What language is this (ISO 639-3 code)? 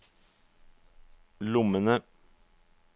nor